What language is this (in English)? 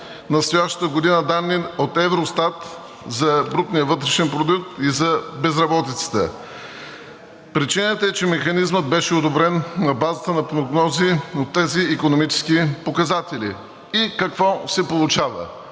Bulgarian